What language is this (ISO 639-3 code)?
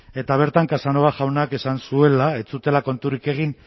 eus